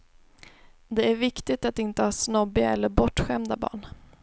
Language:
Swedish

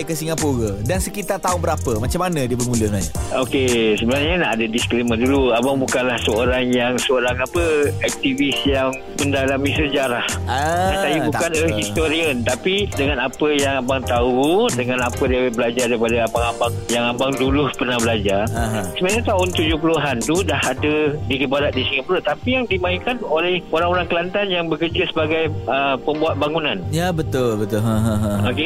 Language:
Malay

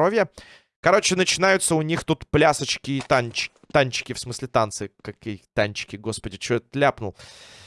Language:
Russian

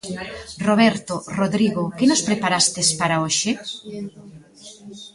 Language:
Galician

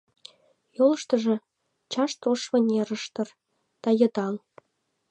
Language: Mari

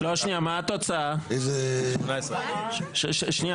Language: Hebrew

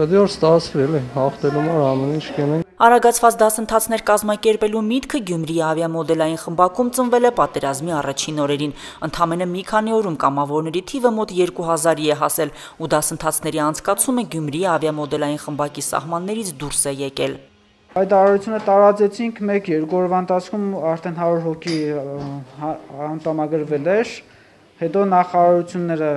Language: Turkish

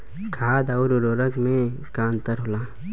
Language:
Bhojpuri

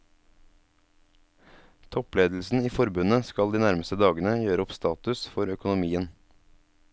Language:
Norwegian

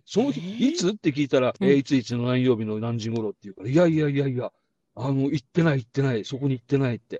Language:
Japanese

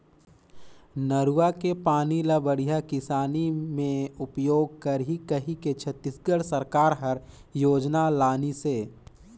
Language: Chhattisgarhi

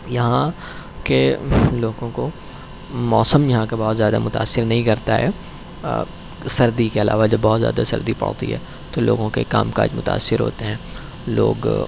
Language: Urdu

